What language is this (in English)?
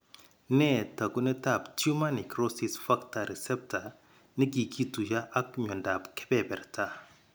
Kalenjin